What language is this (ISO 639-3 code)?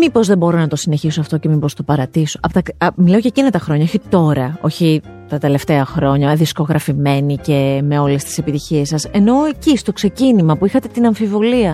ell